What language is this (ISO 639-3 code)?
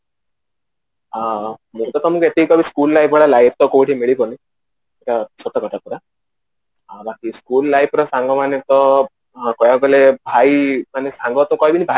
ori